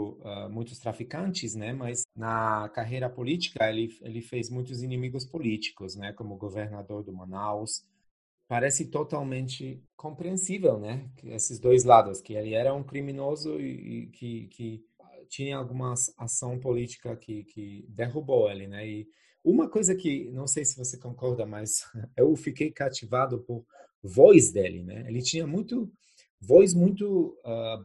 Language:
Portuguese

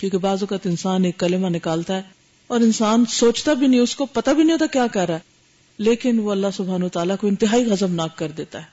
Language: Urdu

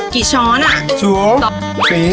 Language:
Thai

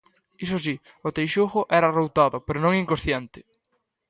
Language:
Galician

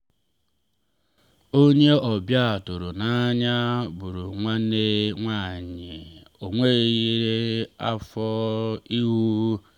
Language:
Igbo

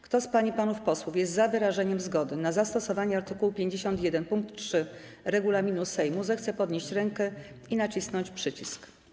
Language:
Polish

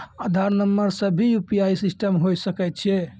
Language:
Maithili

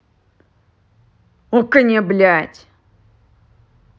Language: Russian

